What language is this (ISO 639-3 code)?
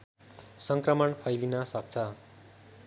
nep